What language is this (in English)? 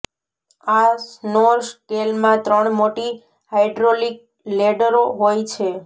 Gujarati